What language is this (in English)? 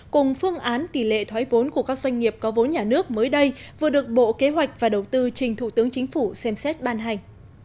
Vietnamese